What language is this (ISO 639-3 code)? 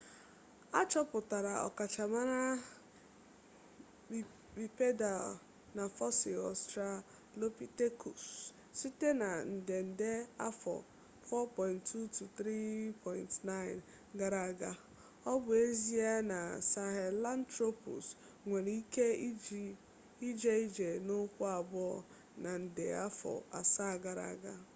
ibo